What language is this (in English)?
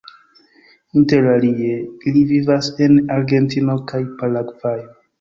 Esperanto